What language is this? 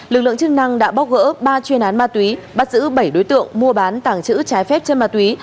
Vietnamese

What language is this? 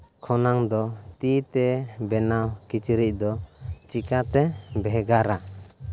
Santali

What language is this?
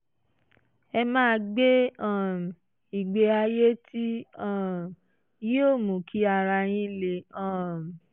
Yoruba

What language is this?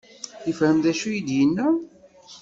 Kabyle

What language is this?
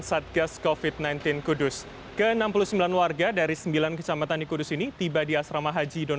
Indonesian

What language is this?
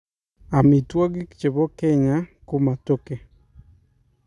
Kalenjin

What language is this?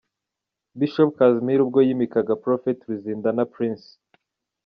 Kinyarwanda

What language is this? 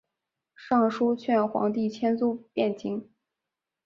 Chinese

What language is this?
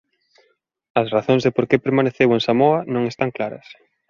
Galician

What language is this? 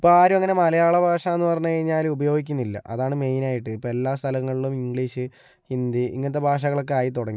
Malayalam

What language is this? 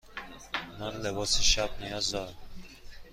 Persian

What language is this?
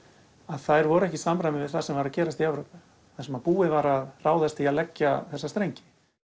Icelandic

